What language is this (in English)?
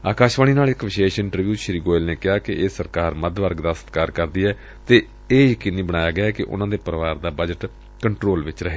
Punjabi